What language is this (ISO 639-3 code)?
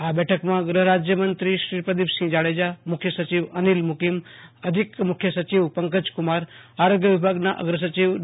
guj